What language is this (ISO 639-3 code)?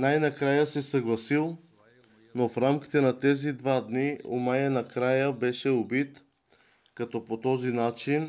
bul